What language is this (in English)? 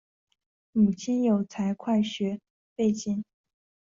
Chinese